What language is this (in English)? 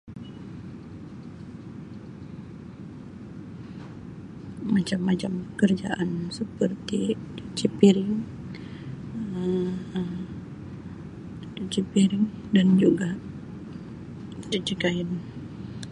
Sabah Malay